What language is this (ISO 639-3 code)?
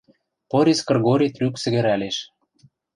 mrj